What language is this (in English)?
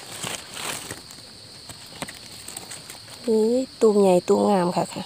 Thai